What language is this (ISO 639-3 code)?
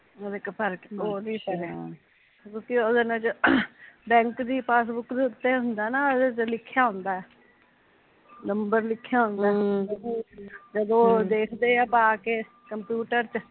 pan